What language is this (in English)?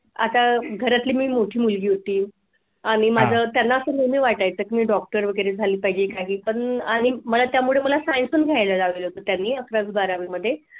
Marathi